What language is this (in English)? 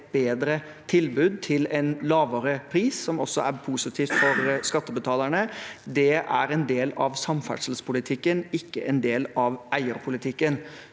Norwegian